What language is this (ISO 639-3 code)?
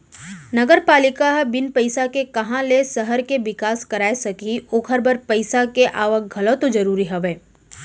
hne